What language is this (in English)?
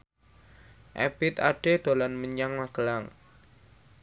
Javanese